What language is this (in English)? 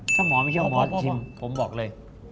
Thai